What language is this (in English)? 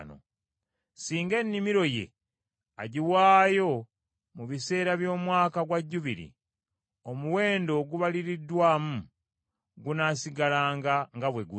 Ganda